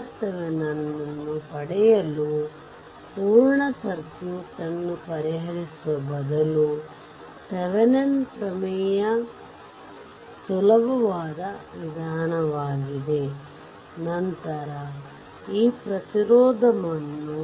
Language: Kannada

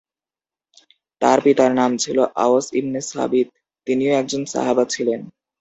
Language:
Bangla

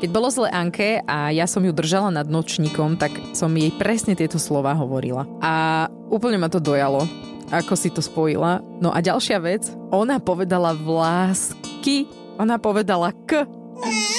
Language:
Slovak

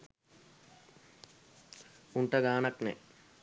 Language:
Sinhala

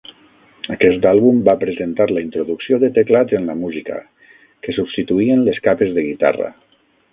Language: Catalan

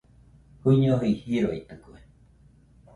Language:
Nüpode Huitoto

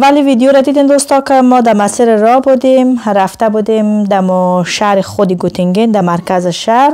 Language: Persian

